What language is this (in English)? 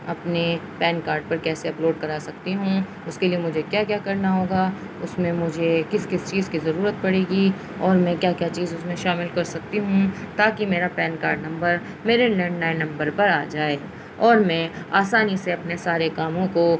Urdu